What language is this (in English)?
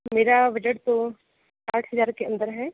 Hindi